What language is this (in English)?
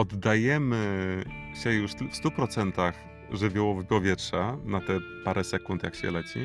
Polish